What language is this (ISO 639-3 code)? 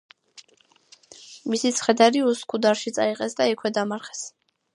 kat